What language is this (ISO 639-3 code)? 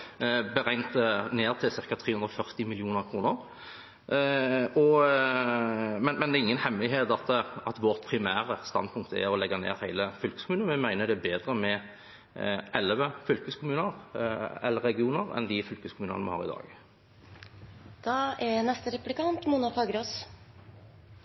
nob